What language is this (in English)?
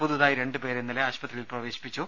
Malayalam